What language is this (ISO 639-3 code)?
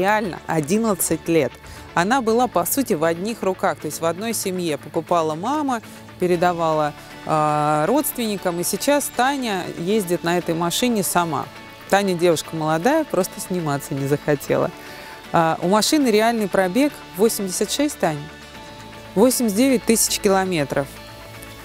rus